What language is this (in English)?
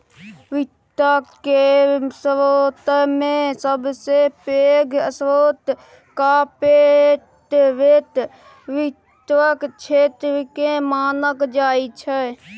Maithili